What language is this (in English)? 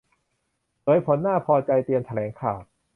Thai